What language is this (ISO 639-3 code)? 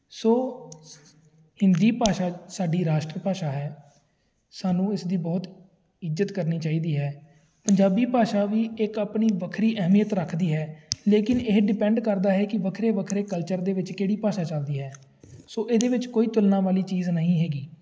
pan